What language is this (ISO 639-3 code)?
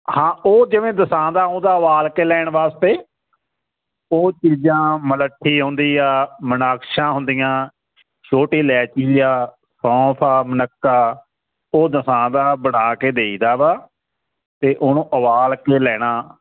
pan